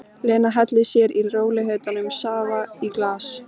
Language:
Icelandic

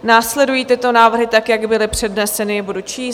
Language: Czech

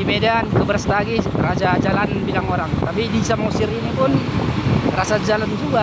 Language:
Indonesian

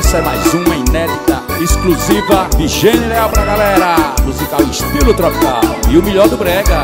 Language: Portuguese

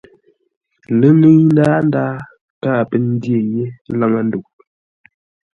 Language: Ngombale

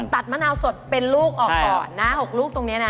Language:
Thai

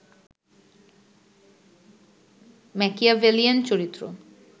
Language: Bangla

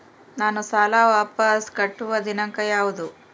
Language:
Kannada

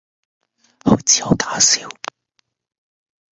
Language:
Cantonese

